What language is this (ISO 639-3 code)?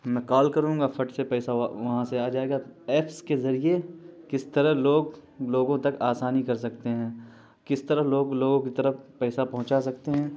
urd